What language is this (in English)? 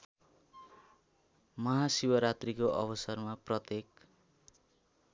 Nepali